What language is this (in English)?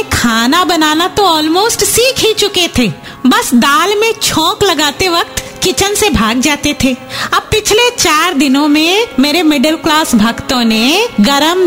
Hindi